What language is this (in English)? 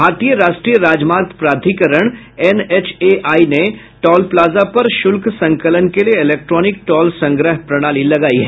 Hindi